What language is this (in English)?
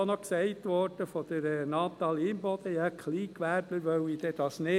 Swiss German